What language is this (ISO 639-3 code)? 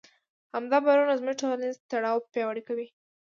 pus